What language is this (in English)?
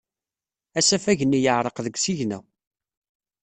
Kabyle